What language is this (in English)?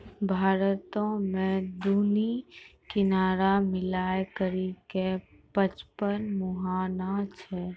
Maithili